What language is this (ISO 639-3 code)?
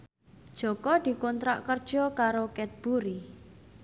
jav